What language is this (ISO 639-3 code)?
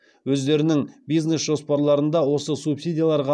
kaz